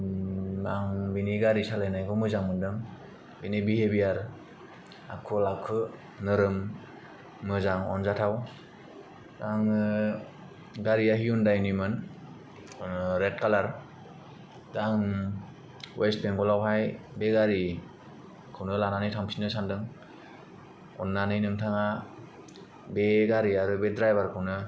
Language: Bodo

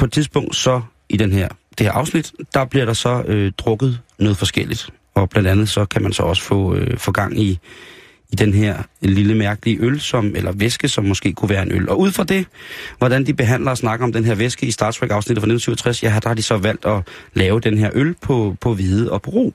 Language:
Danish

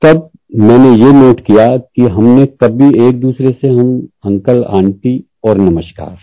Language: Hindi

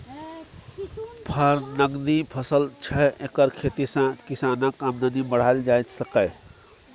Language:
Maithili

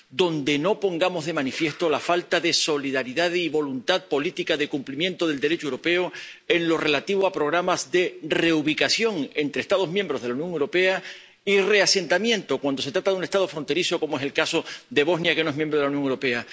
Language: Spanish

